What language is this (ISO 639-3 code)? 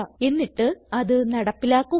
mal